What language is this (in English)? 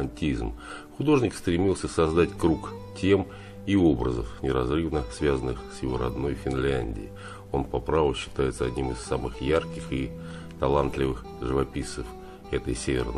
Russian